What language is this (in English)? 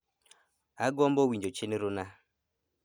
Luo (Kenya and Tanzania)